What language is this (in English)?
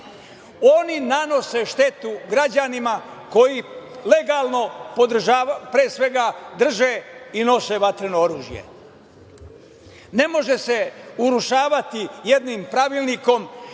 Serbian